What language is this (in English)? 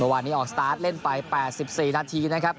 Thai